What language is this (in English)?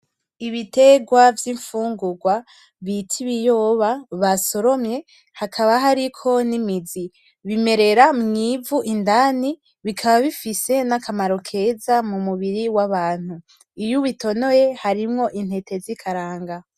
Rundi